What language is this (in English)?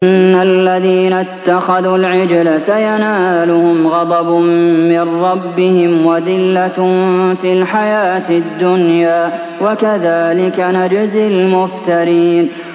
Arabic